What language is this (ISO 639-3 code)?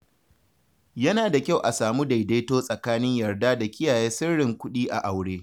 hau